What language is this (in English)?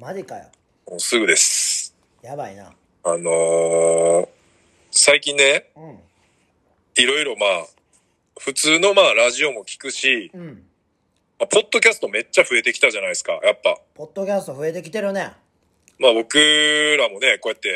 Japanese